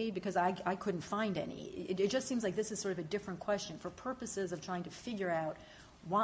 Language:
English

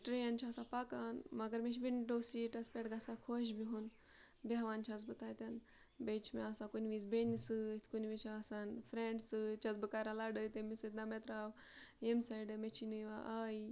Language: Kashmiri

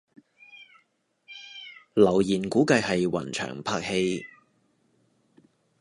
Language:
Cantonese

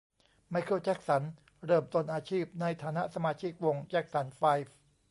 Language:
Thai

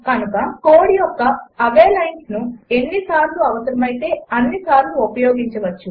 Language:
Telugu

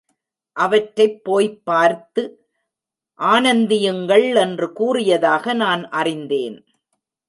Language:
Tamil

